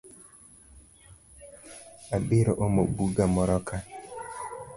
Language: Luo (Kenya and Tanzania)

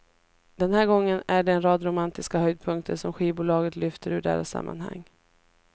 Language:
Swedish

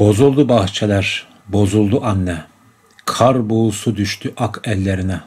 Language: Turkish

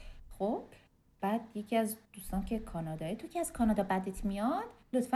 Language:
Persian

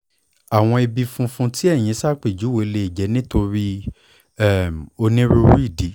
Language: Yoruba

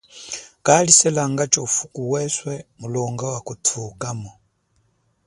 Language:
Chokwe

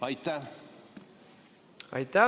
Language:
Estonian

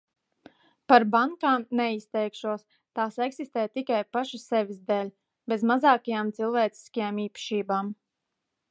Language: Latvian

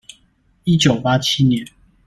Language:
Chinese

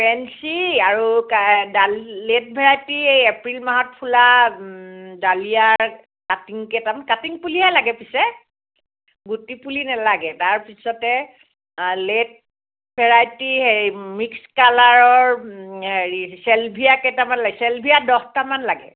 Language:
Assamese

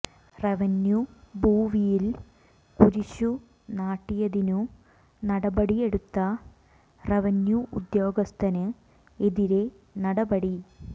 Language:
Malayalam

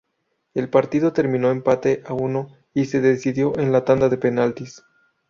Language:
Spanish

